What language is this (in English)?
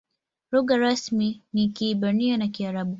Swahili